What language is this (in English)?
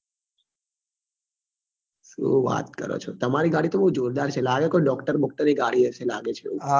Gujarati